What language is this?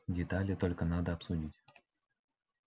Russian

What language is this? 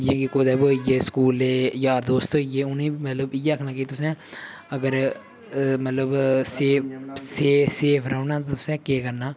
Dogri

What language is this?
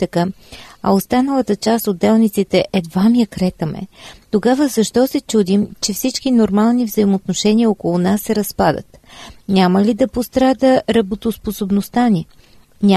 Bulgarian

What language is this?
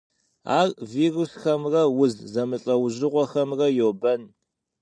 Kabardian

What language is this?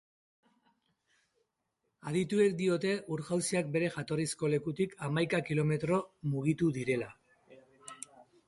Basque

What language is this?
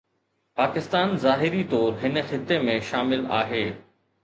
Sindhi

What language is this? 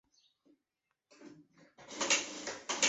Chinese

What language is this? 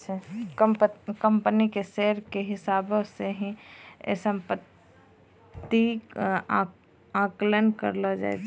Maithili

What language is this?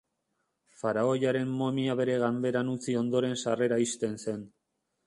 Basque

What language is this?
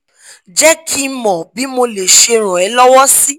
Yoruba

